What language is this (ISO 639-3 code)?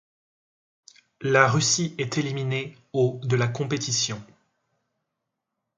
fra